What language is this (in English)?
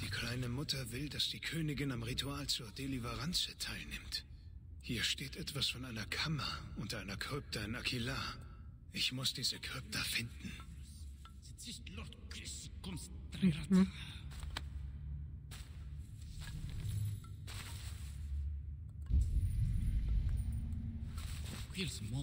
German